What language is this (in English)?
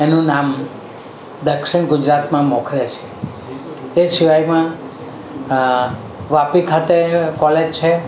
Gujarati